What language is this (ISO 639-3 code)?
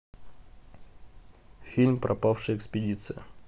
rus